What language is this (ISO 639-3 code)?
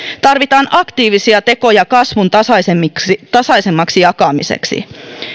fin